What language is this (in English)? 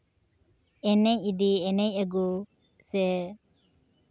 Santali